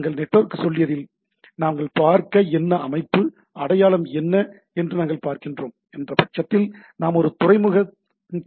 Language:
Tamil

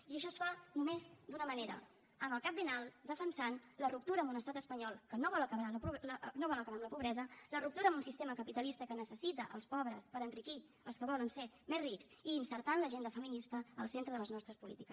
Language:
Catalan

